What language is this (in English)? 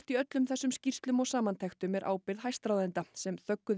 Icelandic